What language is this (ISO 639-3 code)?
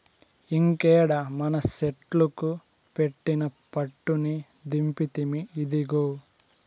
tel